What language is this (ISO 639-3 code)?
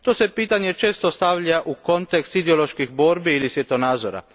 hrv